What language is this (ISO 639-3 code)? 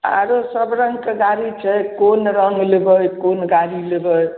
mai